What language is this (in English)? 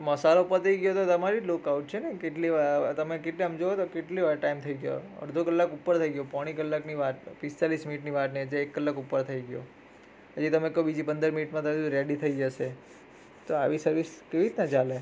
Gujarati